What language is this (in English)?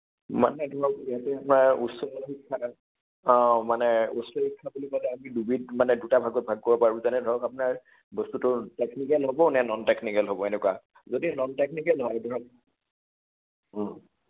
Assamese